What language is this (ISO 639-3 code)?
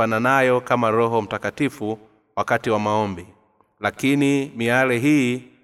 swa